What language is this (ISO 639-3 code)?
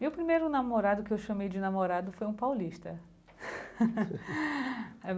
por